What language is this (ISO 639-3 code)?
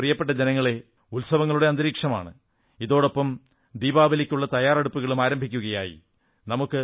mal